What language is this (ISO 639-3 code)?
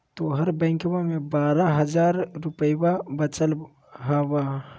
mag